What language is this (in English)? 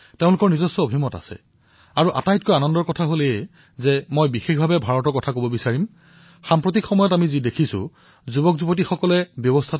Assamese